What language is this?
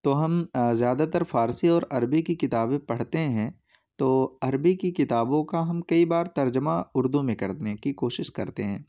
Urdu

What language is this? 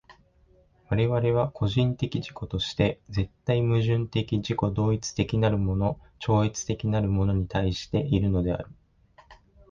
Japanese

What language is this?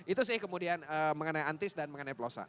Indonesian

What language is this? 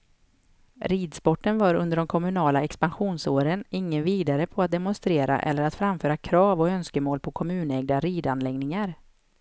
Swedish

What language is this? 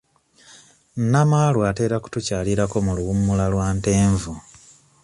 Ganda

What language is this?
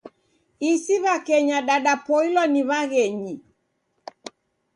Taita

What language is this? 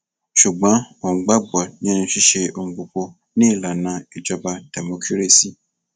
Yoruba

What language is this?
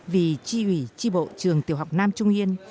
Vietnamese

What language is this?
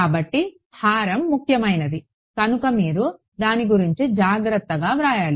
Telugu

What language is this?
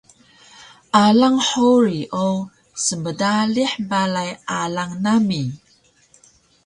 Taroko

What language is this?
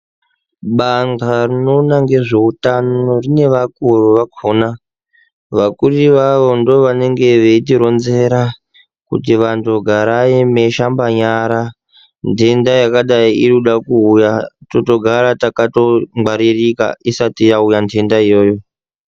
Ndau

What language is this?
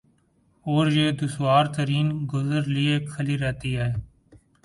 Urdu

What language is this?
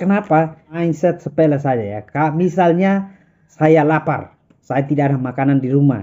Indonesian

